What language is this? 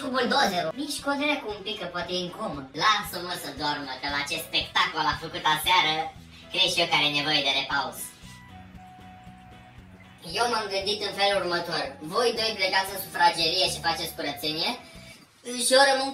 Romanian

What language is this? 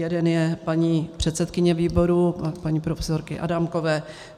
Czech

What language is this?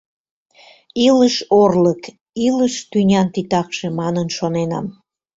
Mari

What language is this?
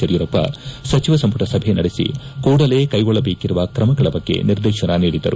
Kannada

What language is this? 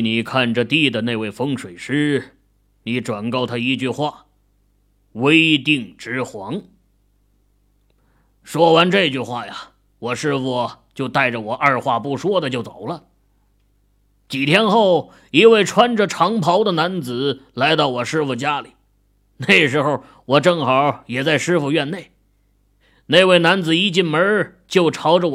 Chinese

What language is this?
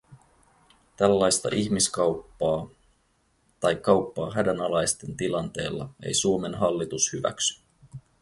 Finnish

